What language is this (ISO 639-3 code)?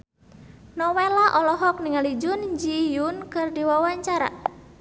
sun